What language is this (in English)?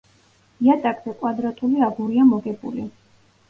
Georgian